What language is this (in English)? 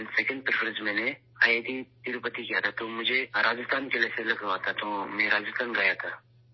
Urdu